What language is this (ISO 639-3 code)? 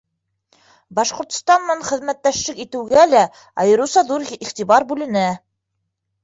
bak